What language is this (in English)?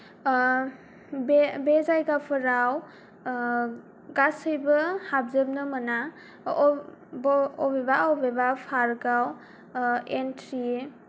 Bodo